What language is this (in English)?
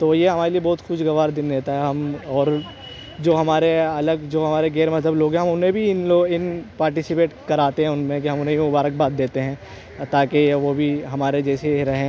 Urdu